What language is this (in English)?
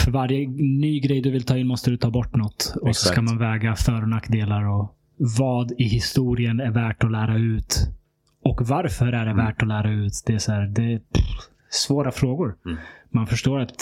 Swedish